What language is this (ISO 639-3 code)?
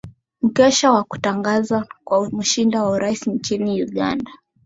swa